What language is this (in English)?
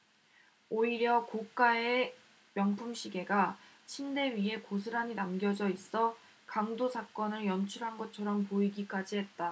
Korean